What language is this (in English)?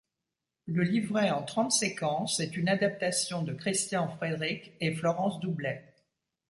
French